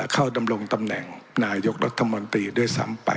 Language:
Thai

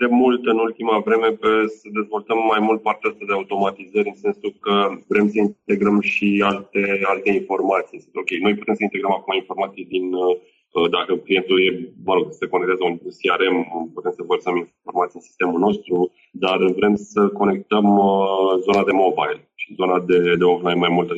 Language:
Romanian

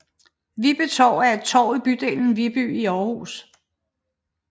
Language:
Danish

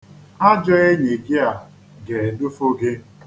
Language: Igbo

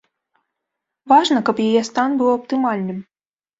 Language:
Belarusian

